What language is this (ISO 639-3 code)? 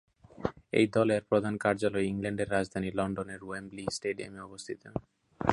ben